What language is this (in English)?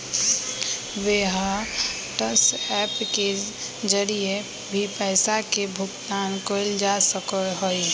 Magahi